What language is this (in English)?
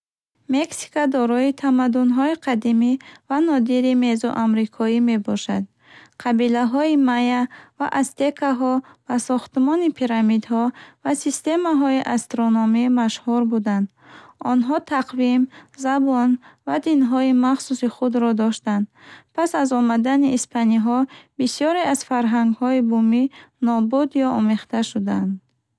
Bukharic